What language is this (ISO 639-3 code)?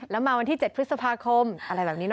tha